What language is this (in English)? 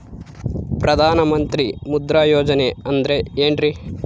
Kannada